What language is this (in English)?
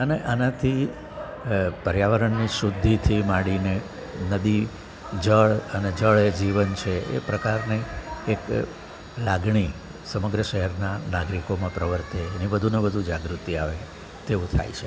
Gujarati